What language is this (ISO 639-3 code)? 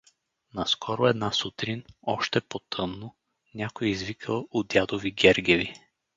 bul